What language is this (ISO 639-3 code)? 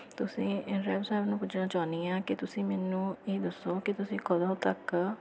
pan